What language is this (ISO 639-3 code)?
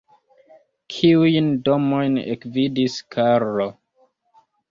epo